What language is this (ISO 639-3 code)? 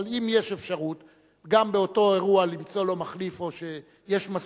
heb